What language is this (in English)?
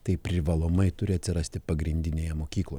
Lithuanian